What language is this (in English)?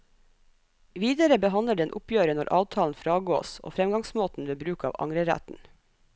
Norwegian